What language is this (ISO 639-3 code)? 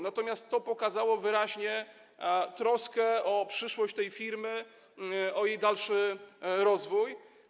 pol